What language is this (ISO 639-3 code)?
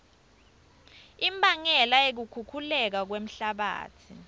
ssw